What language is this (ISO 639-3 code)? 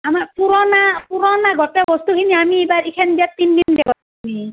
asm